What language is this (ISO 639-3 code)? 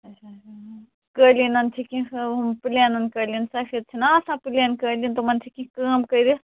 kas